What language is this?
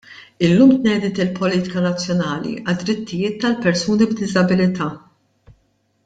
Maltese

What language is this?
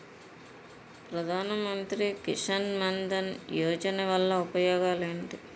Telugu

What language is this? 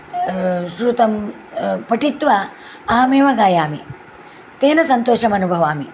Sanskrit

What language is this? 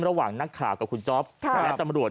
Thai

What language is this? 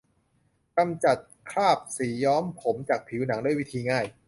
Thai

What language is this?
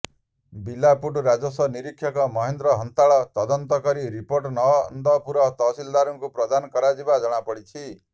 Odia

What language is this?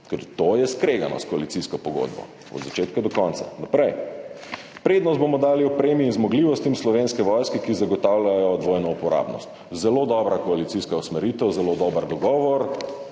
Slovenian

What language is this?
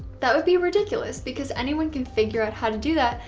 English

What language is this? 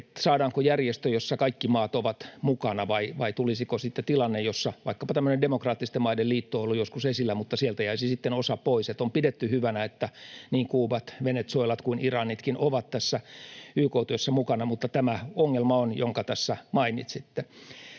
Finnish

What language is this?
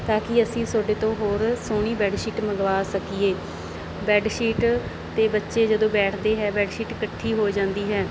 Punjabi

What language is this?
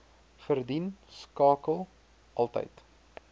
Afrikaans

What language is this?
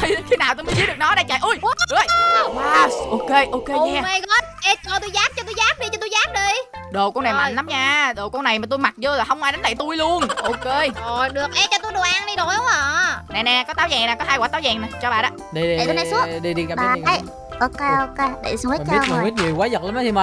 Vietnamese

